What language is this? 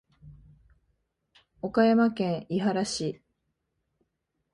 Japanese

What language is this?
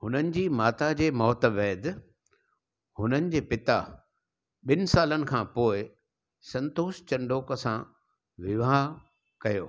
Sindhi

